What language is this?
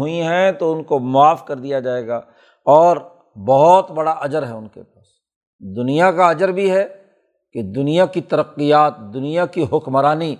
Urdu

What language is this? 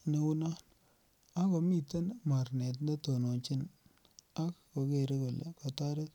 Kalenjin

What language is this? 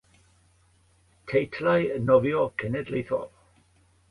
Welsh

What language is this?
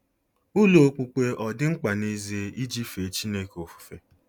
Igbo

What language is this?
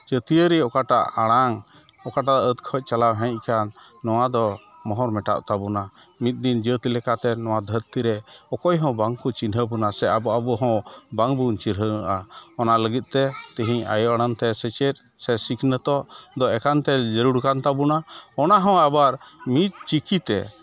Santali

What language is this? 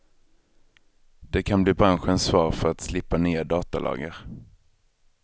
Swedish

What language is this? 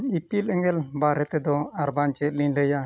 Santali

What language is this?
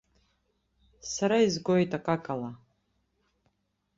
Abkhazian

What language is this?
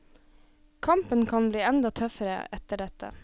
Norwegian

